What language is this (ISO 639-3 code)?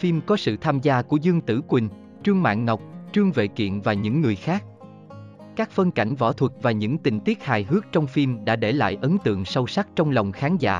vie